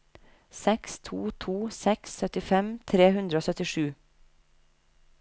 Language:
Norwegian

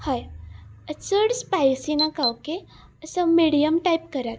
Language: Konkani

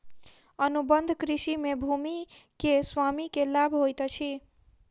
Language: Maithili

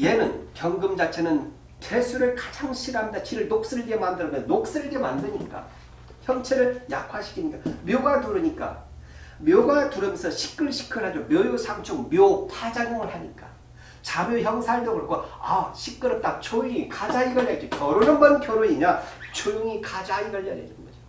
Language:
Korean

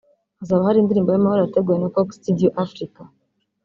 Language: Kinyarwanda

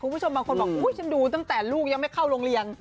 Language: Thai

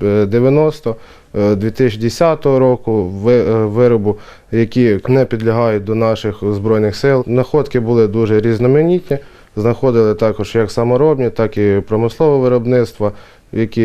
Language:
Ukrainian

